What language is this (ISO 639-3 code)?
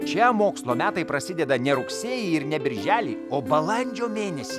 lit